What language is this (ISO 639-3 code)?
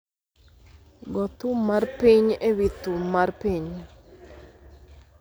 luo